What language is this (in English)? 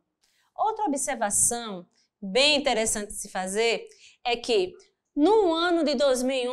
Portuguese